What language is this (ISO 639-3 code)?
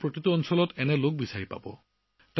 asm